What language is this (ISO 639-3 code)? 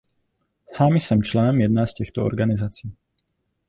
ces